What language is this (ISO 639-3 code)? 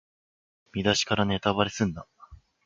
jpn